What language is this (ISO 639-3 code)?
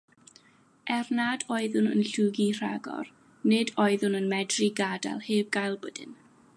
cym